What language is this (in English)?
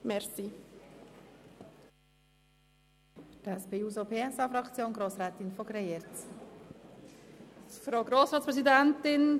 Swiss German